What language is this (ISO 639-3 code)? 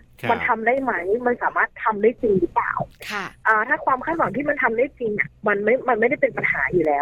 tha